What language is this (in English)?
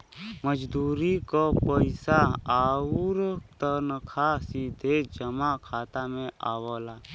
Bhojpuri